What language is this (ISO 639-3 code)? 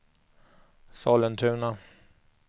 swe